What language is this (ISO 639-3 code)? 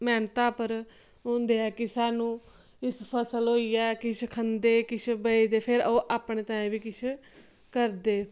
doi